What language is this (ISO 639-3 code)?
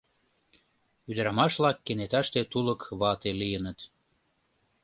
chm